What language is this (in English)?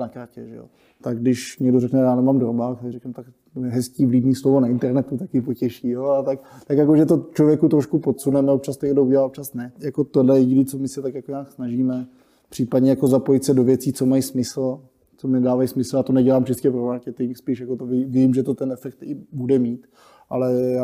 Czech